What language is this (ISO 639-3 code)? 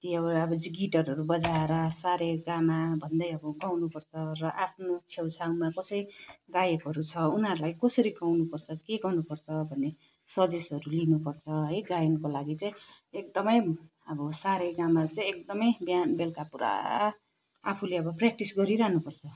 nep